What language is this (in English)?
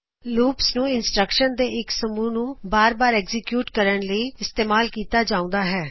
Punjabi